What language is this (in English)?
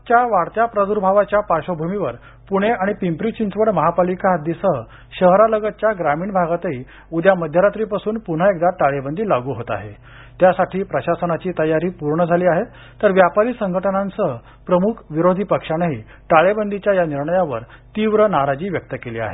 Marathi